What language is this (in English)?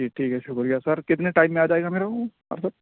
Urdu